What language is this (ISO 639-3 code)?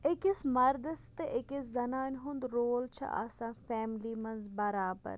kas